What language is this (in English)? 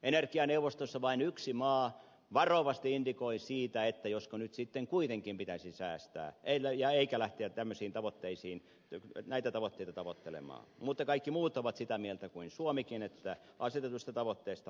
Finnish